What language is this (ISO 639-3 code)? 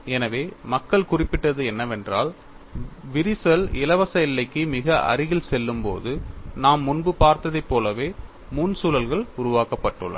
tam